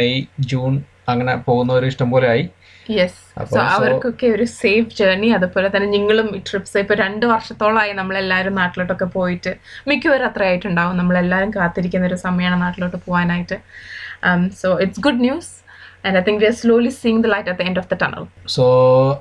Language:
Malayalam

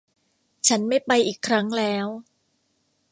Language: Thai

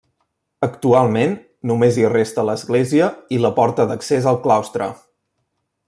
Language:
Catalan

